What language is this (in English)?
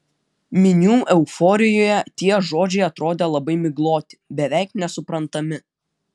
Lithuanian